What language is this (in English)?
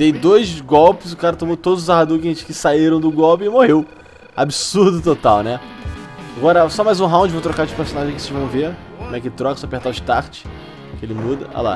Portuguese